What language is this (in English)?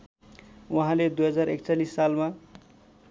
Nepali